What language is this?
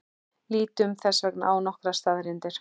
Icelandic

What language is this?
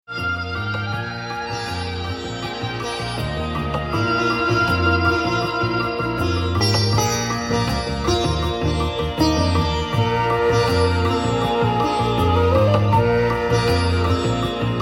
Urdu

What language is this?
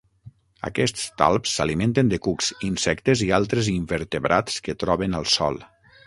Catalan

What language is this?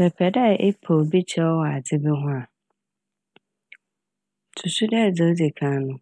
Akan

